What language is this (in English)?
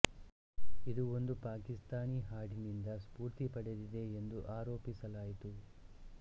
Kannada